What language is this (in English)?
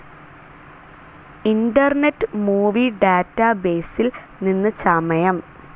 Malayalam